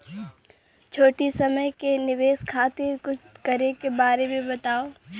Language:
Bhojpuri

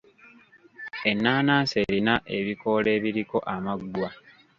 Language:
Ganda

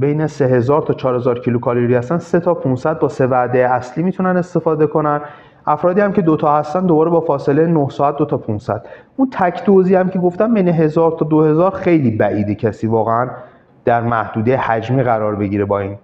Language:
Persian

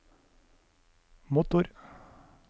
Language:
Norwegian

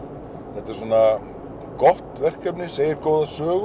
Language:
Icelandic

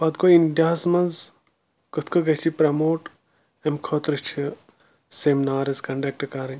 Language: Kashmiri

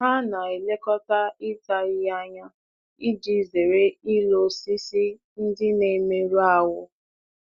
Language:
Igbo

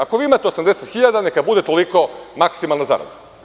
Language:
Serbian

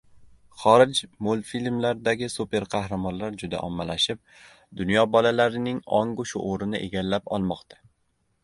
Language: Uzbek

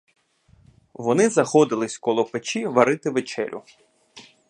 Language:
Ukrainian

